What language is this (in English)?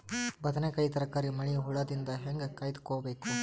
Kannada